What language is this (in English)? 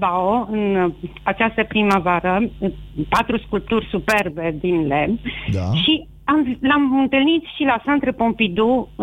Romanian